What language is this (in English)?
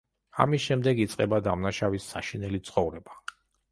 Georgian